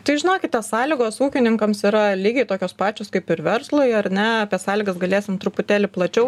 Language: Lithuanian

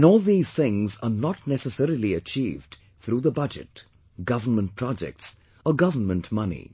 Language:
English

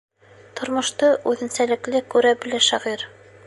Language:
Bashkir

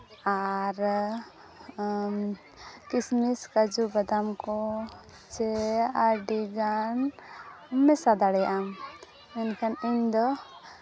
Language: Santali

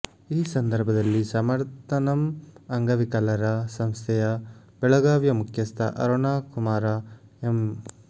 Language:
Kannada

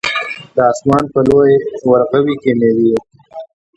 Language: Pashto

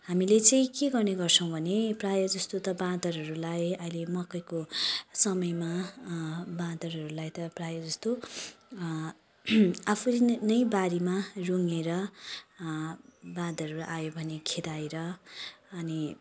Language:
Nepali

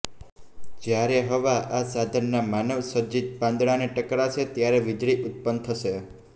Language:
Gujarati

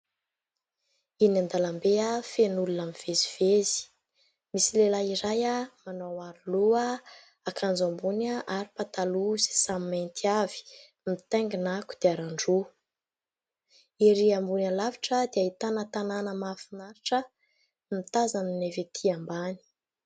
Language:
Malagasy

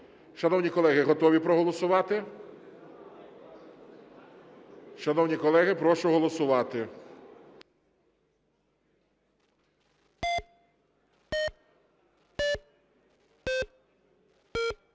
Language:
Ukrainian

